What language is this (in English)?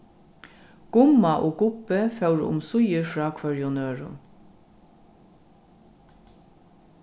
Faroese